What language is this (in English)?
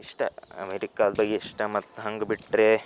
Kannada